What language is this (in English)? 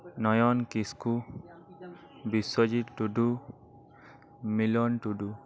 Santali